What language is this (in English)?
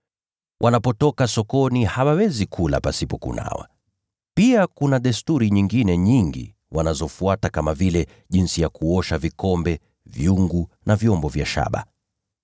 Swahili